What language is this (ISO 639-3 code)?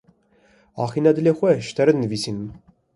kur